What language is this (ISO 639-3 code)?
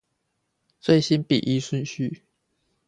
zho